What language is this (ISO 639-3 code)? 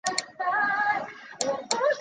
zho